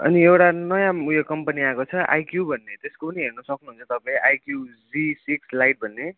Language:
Nepali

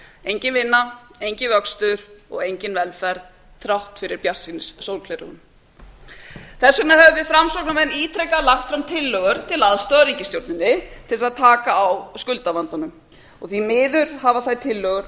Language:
Icelandic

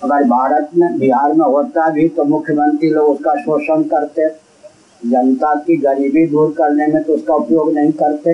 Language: Hindi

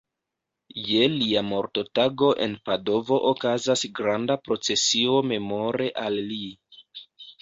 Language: Esperanto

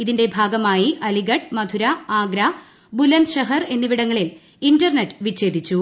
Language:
Malayalam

